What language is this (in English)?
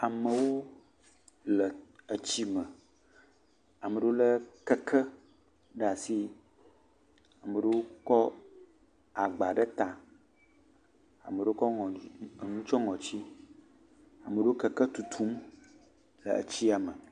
Ewe